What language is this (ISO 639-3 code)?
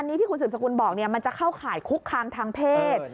tha